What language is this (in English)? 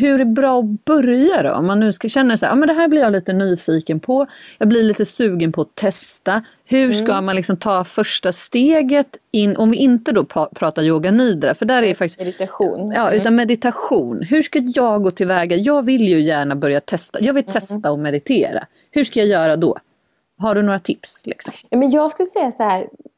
Swedish